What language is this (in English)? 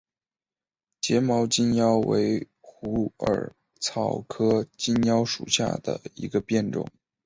Chinese